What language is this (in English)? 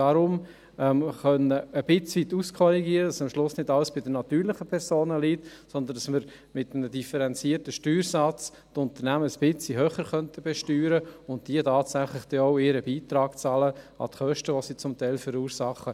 Swiss German